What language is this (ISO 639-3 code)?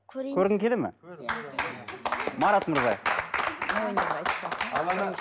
kaz